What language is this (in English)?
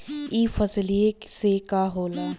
Bhojpuri